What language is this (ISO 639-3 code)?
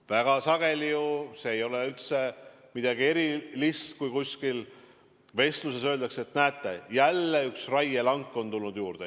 est